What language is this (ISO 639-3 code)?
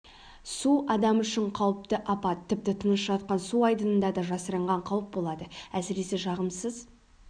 kaz